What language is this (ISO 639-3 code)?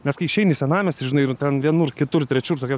lit